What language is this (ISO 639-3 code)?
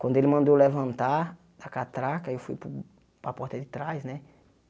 por